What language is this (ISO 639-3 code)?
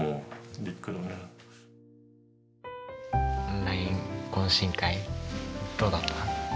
jpn